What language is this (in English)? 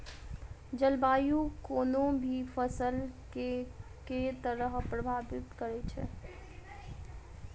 Maithili